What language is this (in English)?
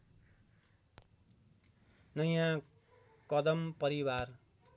Nepali